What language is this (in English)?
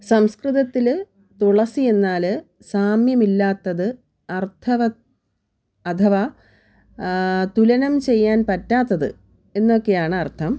Malayalam